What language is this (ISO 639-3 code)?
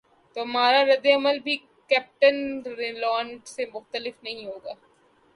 urd